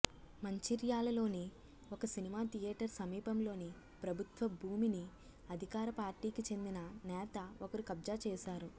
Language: Telugu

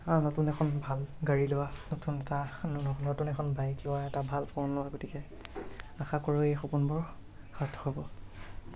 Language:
Assamese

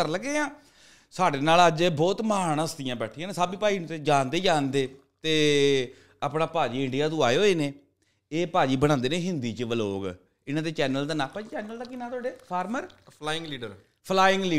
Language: Punjabi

